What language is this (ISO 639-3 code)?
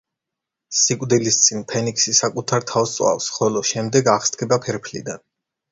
kat